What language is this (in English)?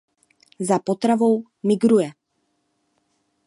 Czech